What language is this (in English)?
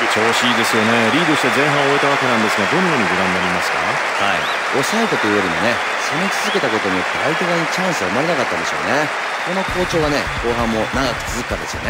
Japanese